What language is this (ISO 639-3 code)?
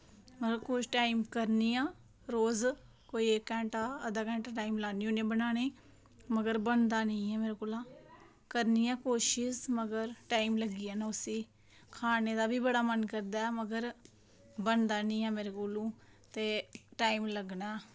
doi